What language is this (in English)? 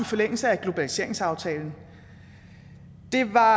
Danish